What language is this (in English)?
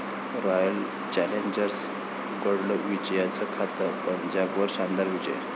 Marathi